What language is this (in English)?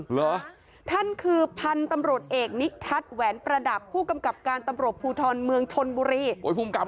Thai